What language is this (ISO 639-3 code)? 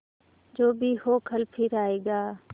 hin